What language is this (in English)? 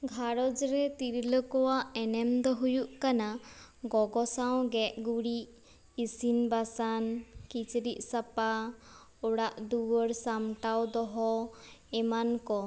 Santali